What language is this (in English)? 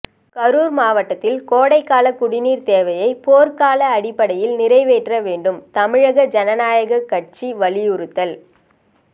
Tamil